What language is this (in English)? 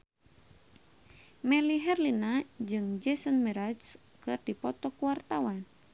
Sundanese